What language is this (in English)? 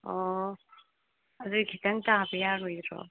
Manipuri